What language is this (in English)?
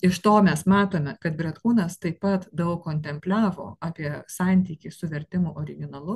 Lithuanian